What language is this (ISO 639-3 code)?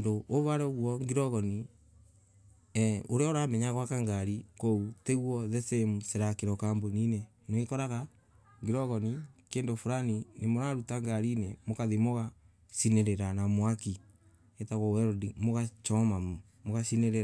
ebu